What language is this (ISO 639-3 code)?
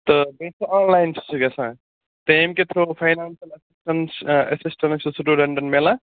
kas